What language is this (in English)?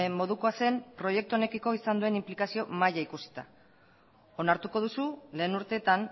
Basque